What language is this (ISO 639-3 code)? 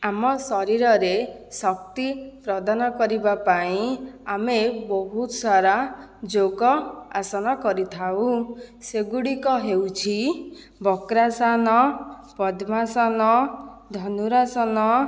ori